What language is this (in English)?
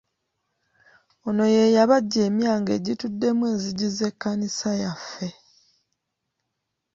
Ganda